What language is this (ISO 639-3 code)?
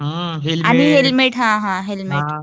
mar